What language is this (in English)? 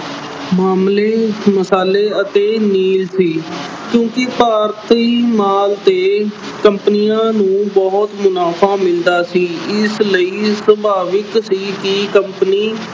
Punjabi